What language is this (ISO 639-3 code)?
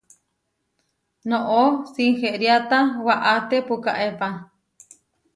var